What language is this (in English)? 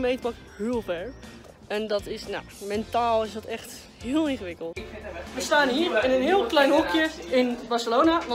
Dutch